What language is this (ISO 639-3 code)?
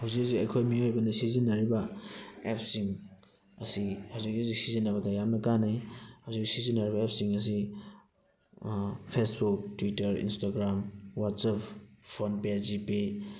mni